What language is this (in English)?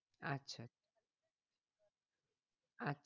Bangla